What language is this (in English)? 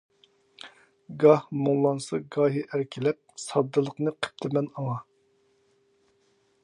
Uyghur